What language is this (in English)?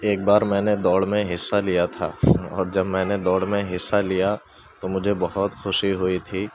Urdu